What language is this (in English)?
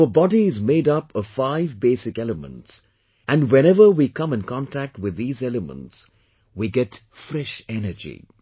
English